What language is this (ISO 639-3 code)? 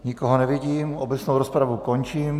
ces